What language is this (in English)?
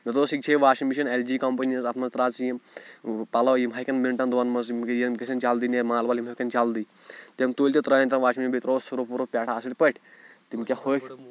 Kashmiri